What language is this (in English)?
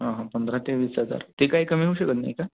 Marathi